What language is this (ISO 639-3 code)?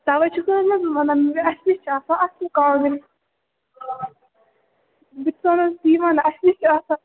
kas